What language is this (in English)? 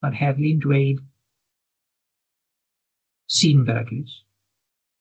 Welsh